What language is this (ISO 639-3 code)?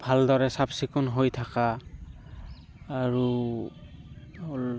asm